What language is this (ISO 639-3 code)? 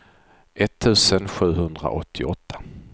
swe